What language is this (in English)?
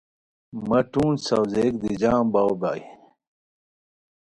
Khowar